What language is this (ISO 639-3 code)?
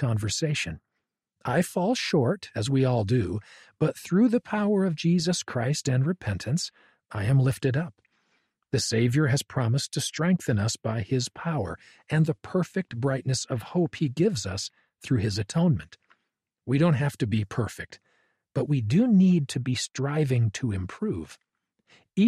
eng